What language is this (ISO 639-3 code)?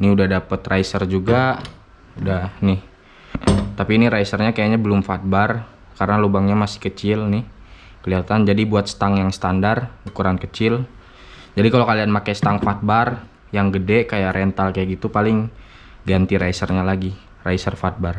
ind